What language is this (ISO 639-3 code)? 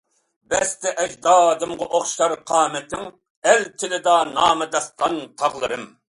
uig